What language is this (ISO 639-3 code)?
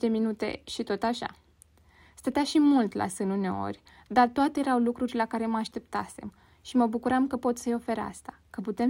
ron